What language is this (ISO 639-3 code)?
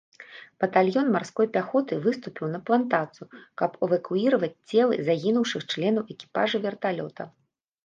bel